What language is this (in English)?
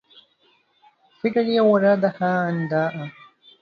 Arabic